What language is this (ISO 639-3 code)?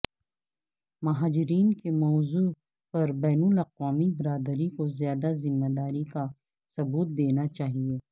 urd